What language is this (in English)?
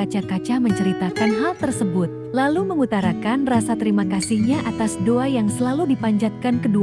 Indonesian